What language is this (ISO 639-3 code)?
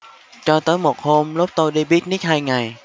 vie